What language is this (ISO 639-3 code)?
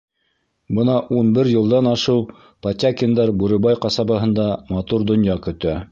bak